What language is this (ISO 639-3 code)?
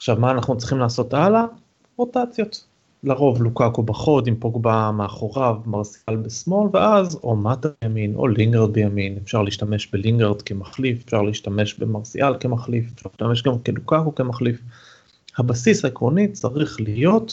heb